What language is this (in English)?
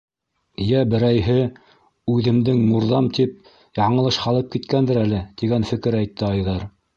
Bashkir